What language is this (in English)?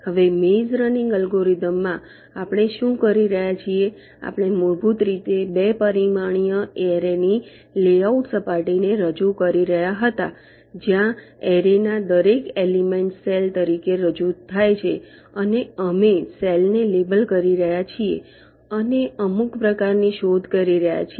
Gujarati